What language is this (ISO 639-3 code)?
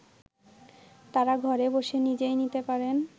ben